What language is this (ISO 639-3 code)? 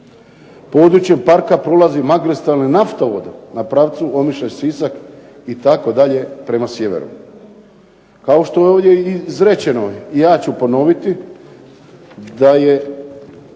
hrv